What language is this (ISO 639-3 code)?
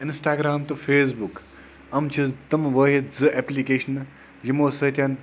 kas